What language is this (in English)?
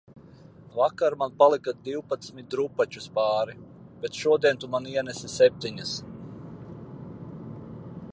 Latvian